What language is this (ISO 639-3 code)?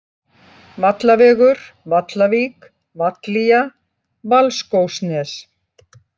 isl